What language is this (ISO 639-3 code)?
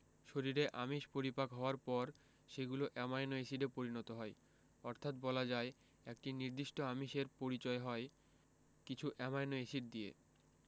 ben